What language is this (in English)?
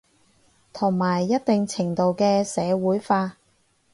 Cantonese